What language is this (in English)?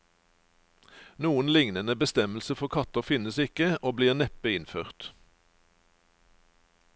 Norwegian